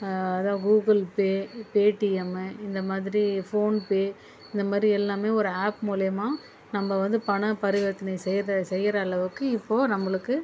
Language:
Tamil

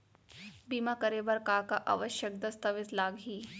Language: Chhattisgarhi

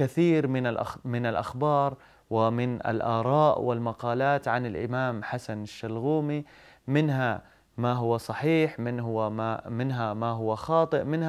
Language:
Arabic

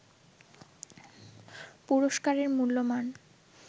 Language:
Bangla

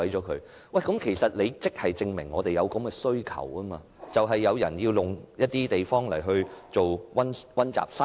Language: Cantonese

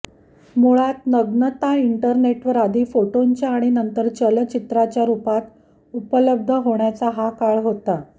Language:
Marathi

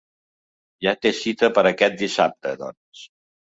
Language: Catalan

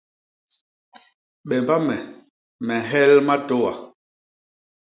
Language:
Basaa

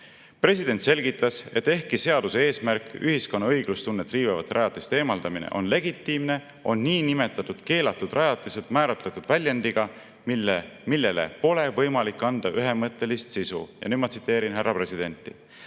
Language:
Estonian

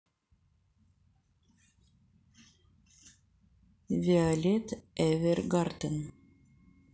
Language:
Russian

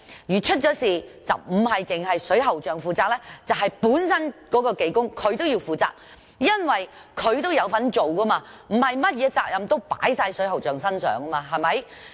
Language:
Cantonese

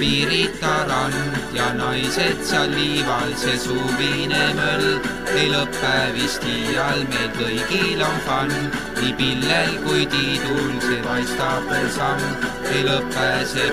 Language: Romanian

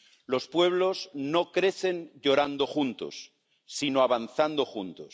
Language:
Spanish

